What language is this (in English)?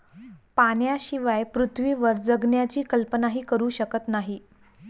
Marathi